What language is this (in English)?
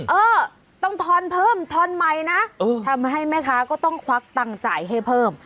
Thai